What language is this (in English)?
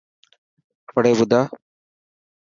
Dhatki